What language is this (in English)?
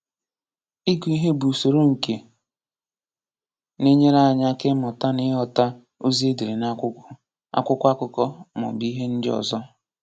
Igbo